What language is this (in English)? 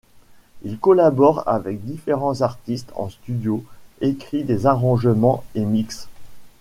French